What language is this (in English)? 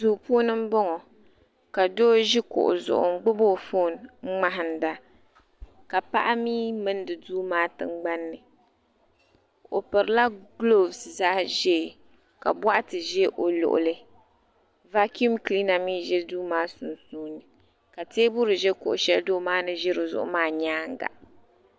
Dagbani